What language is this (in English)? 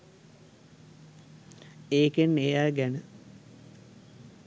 Sinhala